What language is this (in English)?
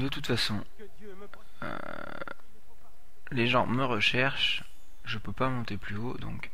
French